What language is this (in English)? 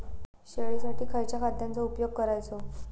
Marathi